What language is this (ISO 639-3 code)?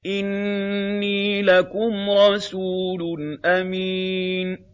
ara